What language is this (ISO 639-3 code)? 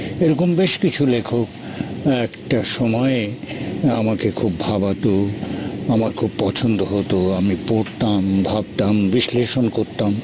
ben